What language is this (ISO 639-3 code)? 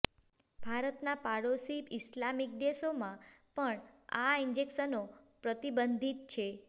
guj